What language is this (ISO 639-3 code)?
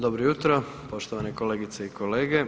hrv